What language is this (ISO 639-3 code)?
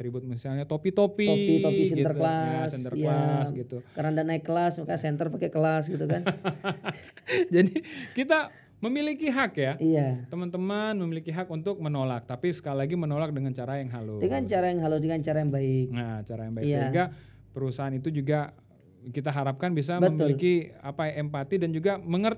ind